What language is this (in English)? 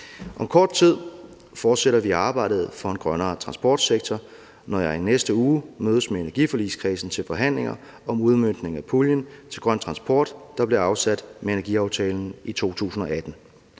Danish